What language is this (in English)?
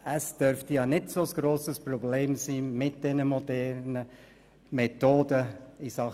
Swiss German